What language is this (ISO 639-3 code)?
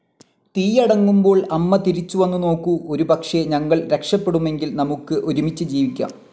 mal